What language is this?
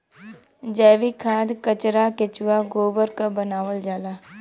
Bhojpuri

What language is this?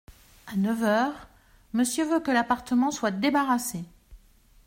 French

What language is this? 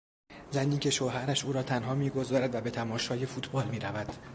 Persian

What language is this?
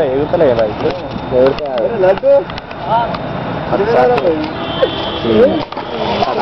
Arabic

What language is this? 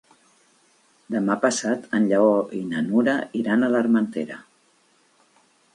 Catalan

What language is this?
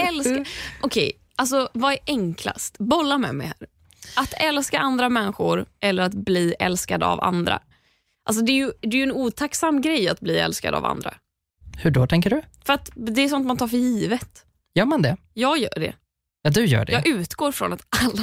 Swedish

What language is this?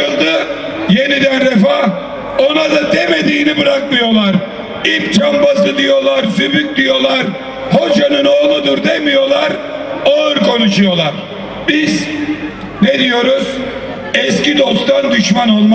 Turkish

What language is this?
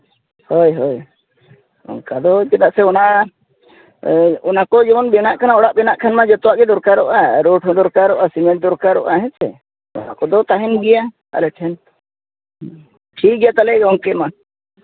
Santali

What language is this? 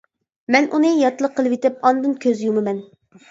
Uyghur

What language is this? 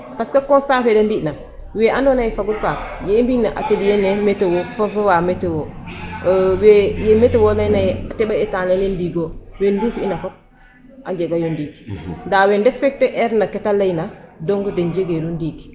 Serer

